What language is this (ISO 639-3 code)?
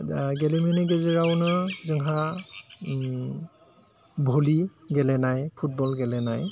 brx